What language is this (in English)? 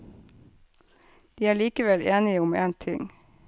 Norwegian